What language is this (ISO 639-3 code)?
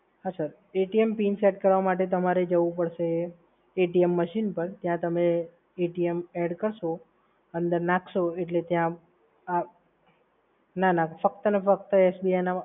guj